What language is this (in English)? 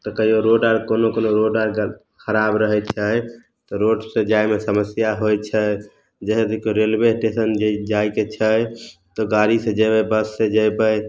Maithili